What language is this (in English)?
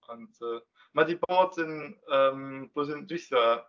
Welsh